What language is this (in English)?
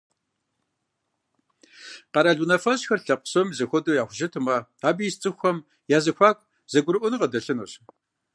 Kabardian